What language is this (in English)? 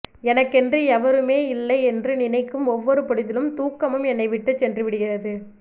Tamil